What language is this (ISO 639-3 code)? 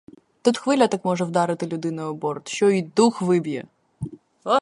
ukr